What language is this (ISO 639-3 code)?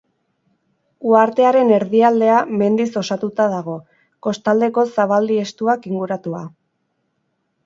eus